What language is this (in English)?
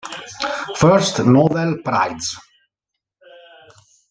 Italian